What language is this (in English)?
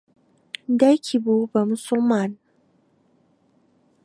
Central Kurdish